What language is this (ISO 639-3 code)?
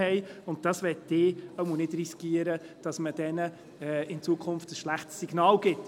gsw